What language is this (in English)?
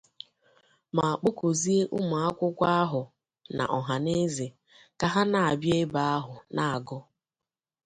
Igbo